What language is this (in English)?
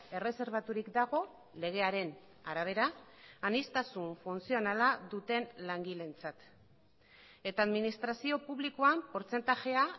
Basque